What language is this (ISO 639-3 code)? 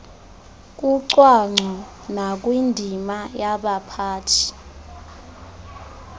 xho